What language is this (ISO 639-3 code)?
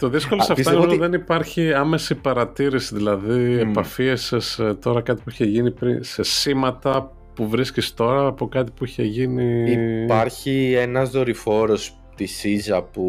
ell